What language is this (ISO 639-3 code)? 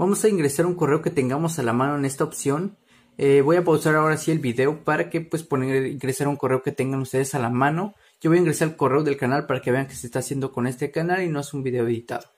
spa